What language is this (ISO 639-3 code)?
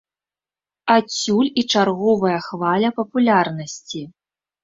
bel